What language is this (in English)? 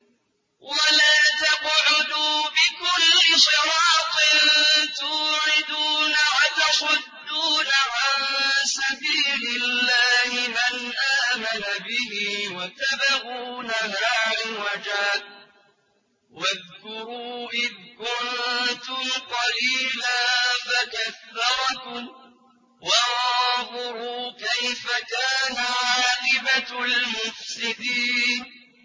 Arabic